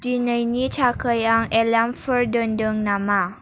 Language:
Bodo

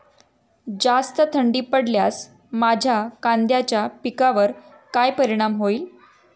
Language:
Marathi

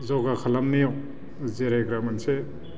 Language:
Bodo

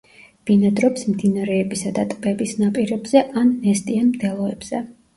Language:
Georgian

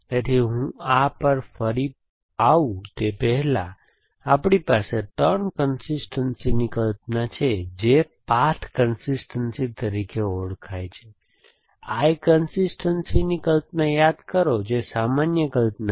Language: Gujarati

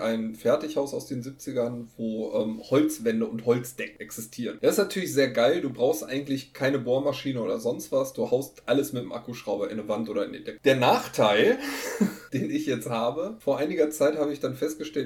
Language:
German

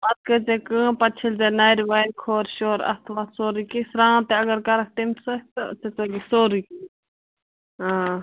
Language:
Kashmiri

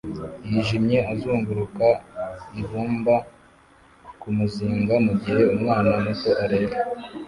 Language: Kinyarwanda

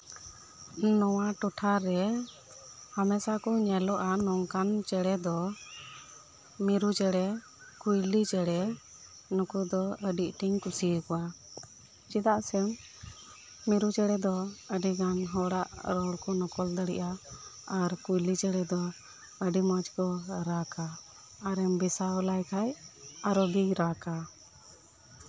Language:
Santali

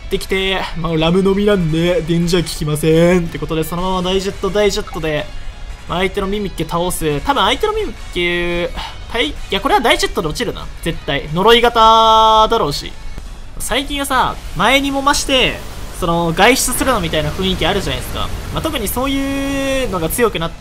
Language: Japanese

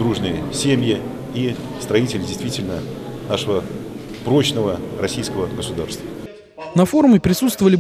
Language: Russian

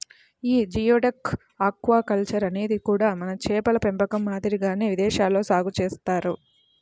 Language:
Telugu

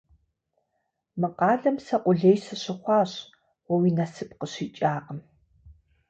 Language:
Kabardian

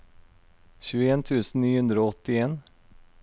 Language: Norwegian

